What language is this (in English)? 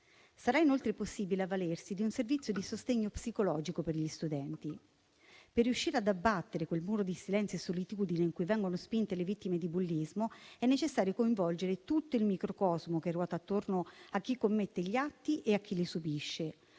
Italian